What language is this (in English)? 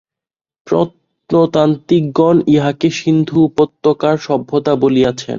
Bangla